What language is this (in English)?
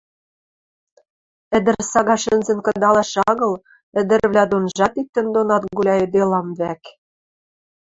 Western Mari